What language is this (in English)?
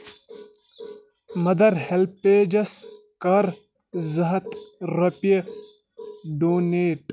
Kashmiri